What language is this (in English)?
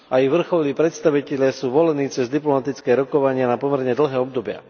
Slovak